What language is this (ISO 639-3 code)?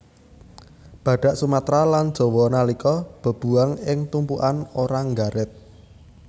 jav